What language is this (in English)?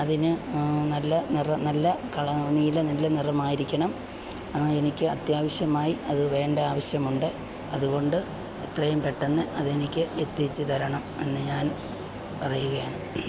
Malayalam